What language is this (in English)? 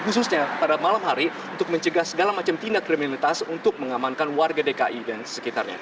Indonesian